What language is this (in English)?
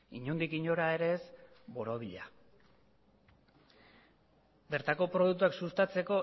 Basque